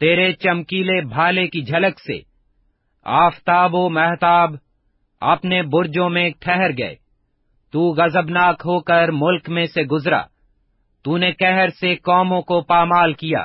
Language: Urdu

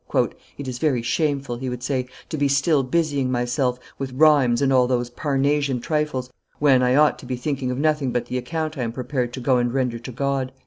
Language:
English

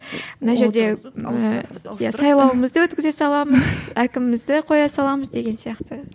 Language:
Kazakh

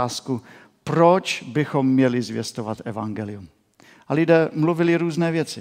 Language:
Czech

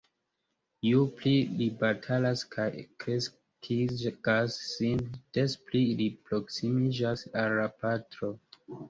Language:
Esperanto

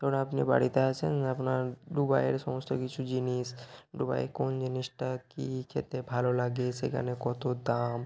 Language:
Bangla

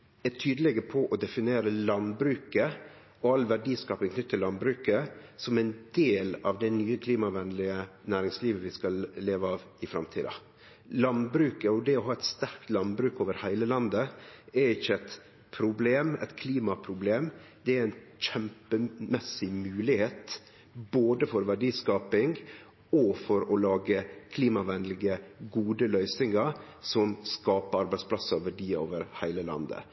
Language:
Norwegian Nynorsk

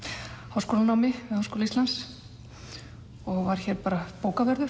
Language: Icelandic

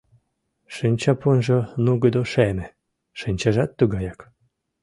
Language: Mari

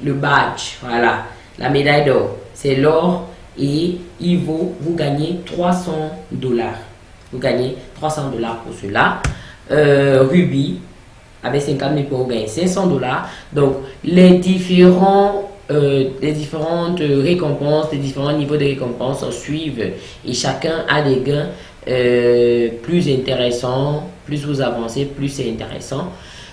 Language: French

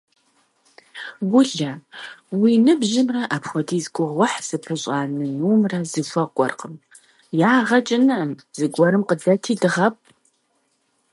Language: Kabardian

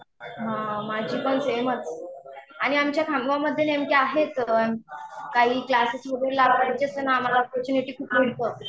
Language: Marathi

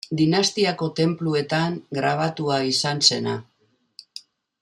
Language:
Basque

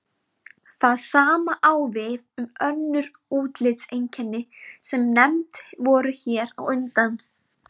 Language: Icelandic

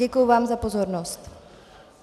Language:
Czech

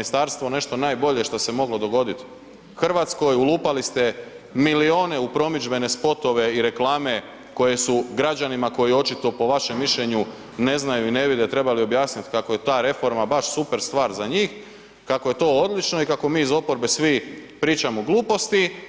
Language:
Croatian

